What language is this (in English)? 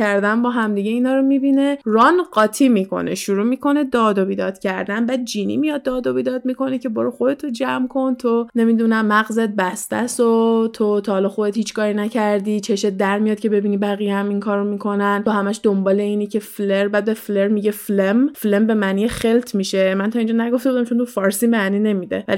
Persian